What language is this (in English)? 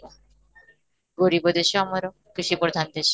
Odia